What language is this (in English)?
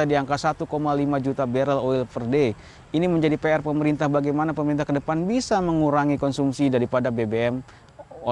Indonesian